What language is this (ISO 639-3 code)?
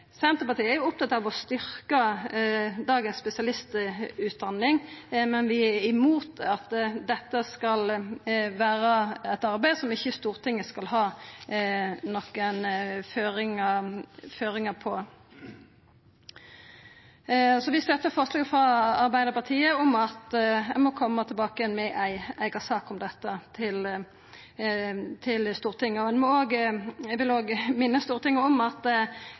nno